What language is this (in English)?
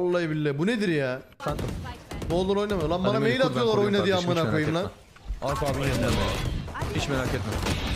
Turkish